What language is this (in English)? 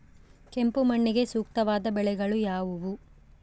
Kannada